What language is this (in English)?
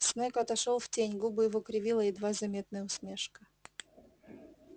Russian